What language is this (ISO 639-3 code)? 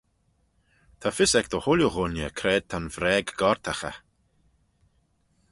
glv